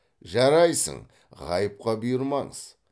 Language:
Kazakh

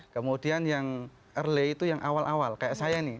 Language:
Indonesian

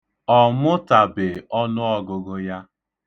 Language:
Igbo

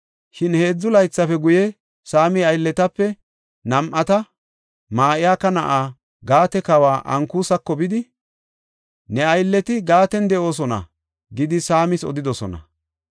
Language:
Gofa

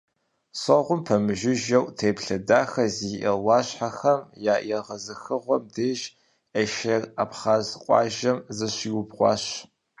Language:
Kabardian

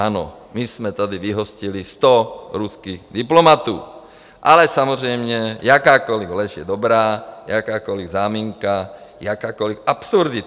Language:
Czech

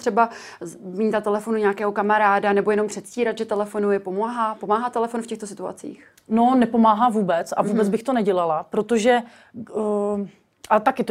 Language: Czech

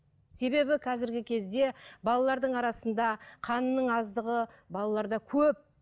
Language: Kazakh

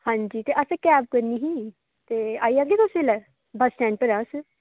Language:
Dogri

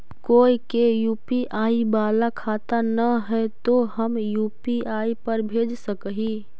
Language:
Magahi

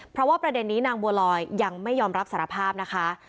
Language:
Thai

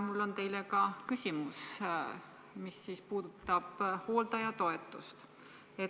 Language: Estonian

